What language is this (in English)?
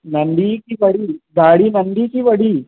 Sindhi